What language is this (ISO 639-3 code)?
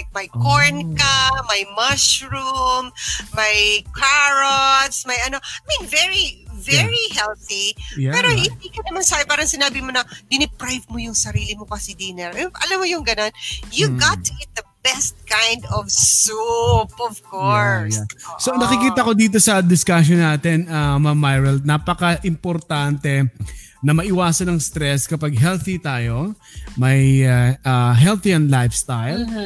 fil